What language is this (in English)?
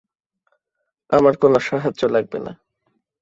Bangla